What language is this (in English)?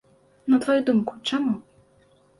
Belarusian